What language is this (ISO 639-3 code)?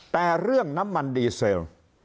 tha